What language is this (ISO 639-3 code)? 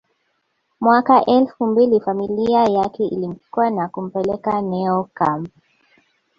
swa